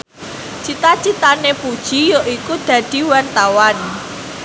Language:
Javanese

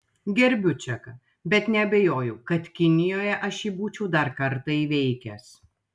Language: Lithuanian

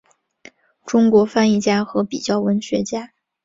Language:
Chinese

